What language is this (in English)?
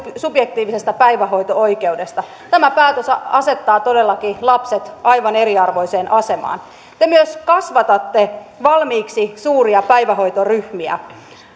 Finnish